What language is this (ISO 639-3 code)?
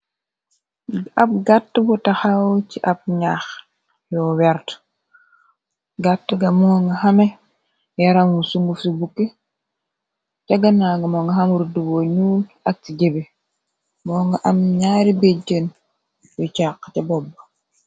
wol